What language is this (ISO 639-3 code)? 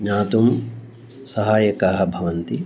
san